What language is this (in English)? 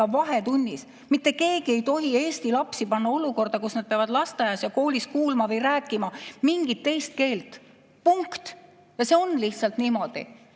Estonian